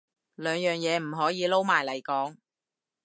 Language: Cantonese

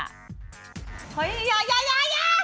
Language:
Thai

